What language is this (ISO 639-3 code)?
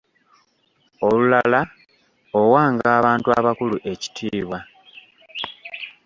lug